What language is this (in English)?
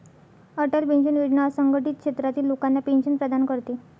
Marathi